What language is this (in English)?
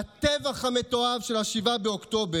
Hebrew